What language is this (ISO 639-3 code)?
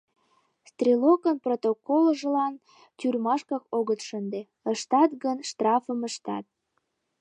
chm